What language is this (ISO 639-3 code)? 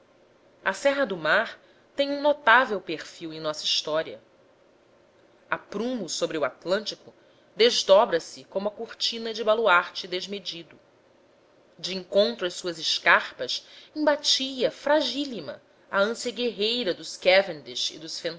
por